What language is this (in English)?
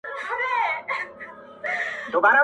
Pashto